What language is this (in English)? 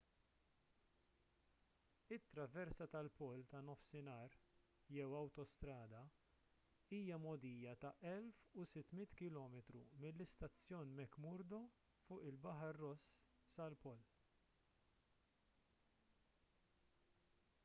Maltese